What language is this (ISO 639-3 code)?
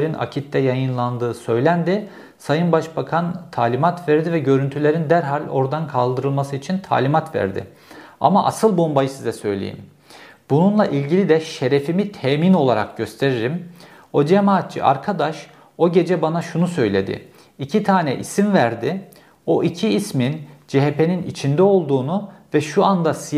tur